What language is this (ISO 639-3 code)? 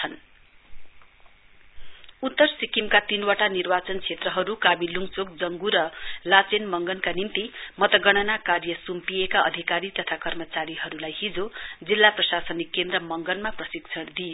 nep